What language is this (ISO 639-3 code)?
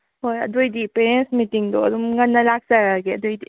mni